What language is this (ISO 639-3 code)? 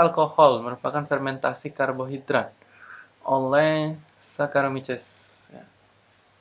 ind